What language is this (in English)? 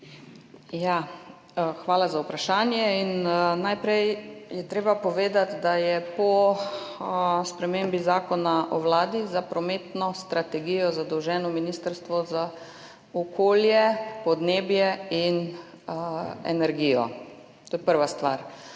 Slovenian